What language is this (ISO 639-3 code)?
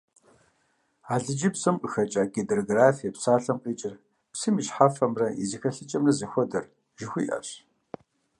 kbd